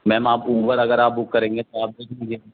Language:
Urdu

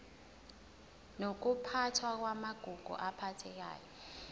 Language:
Zulu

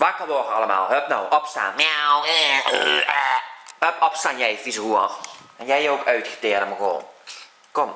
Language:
Dutch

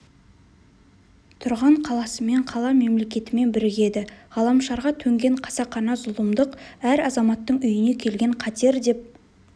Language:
Kazakh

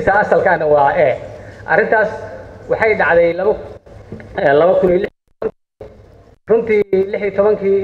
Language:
Arabic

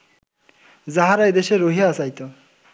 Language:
Bangla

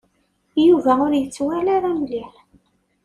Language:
Kabyle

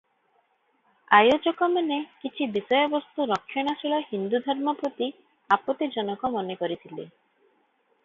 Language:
Odia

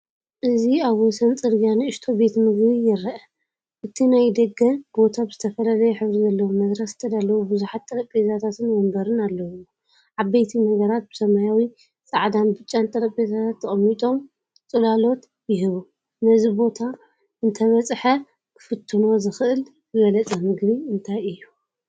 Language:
Tigrinya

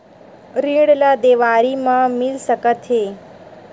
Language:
Chhattisgarhi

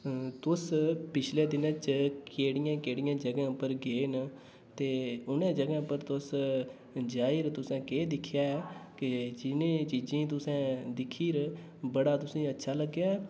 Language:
Dogri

